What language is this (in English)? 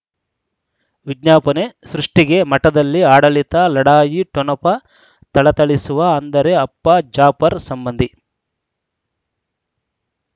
Kannada